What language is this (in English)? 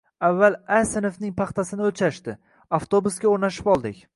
Uzbek